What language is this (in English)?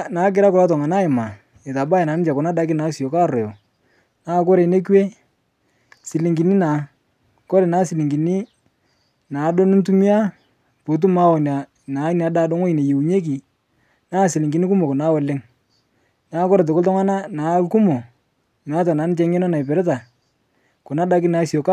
Masai